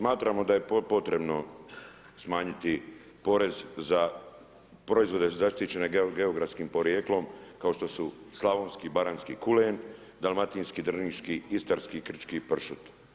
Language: Croatian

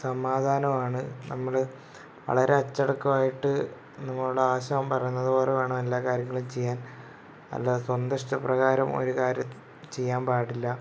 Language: Malayalam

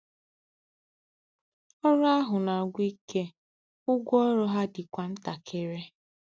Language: Igbo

